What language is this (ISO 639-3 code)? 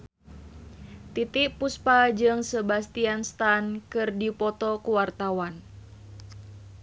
sun